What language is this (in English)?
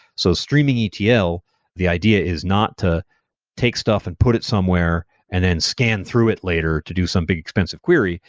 English